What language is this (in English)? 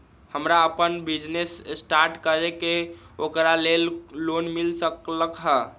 Magahi